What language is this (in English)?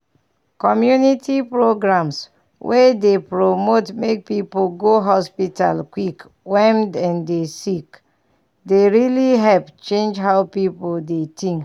Nigerian Pidgin